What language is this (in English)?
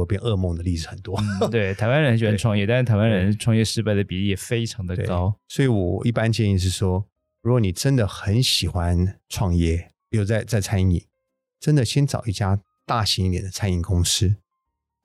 Chinese